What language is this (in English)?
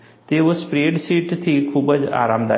Gujarati